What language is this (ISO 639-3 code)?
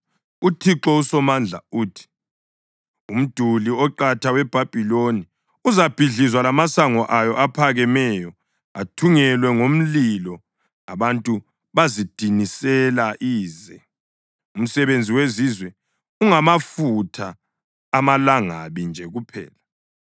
nde